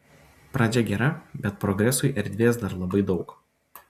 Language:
Lithuanian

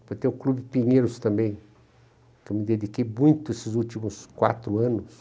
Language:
Portuguese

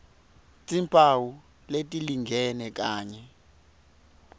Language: Swati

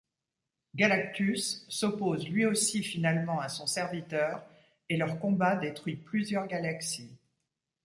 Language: French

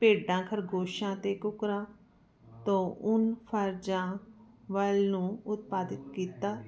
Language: Punjabi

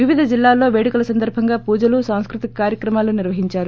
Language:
Telugu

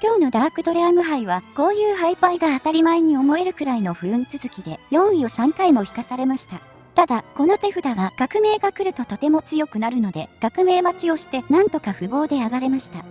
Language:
Japanese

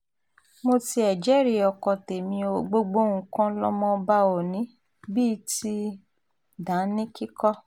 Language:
Yoruba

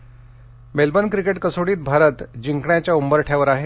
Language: Marathi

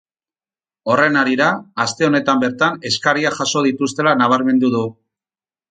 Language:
Basque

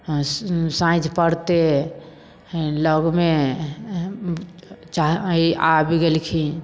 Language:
Maithili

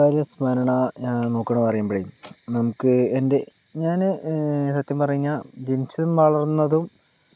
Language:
Malayalam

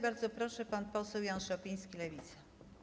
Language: Polish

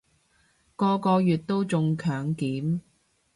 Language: Cantonese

